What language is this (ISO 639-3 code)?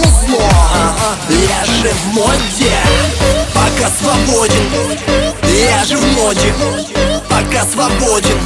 rus